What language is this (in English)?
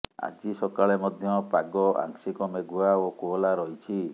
Odia